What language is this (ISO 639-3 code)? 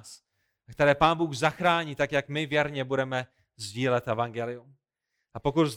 ces